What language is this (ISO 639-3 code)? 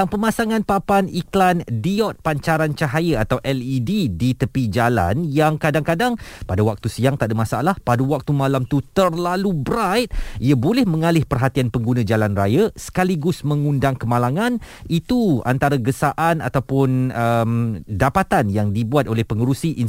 msa